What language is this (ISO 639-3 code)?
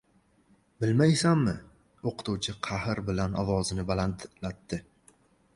uzb